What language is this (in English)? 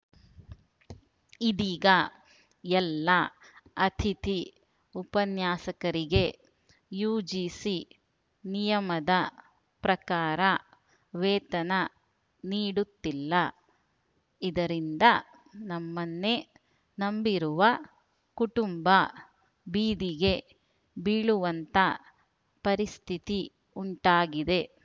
Kannada